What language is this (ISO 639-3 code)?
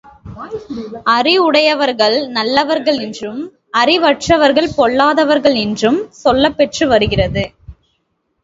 tam